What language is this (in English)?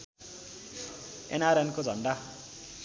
Nepali